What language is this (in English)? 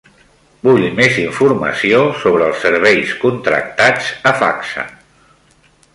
Catalan